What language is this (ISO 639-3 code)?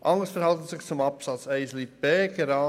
gsw